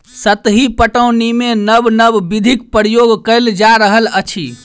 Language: Maithili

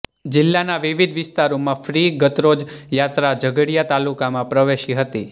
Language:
Gujarati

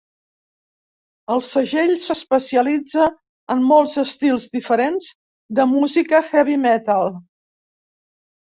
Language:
Catalan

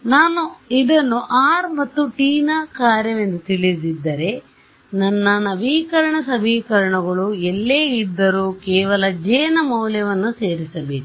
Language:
Kannada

